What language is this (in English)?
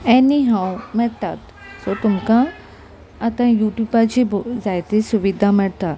Konkani